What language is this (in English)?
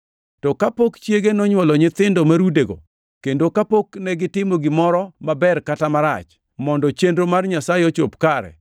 Luo (Kenya and Tanzania)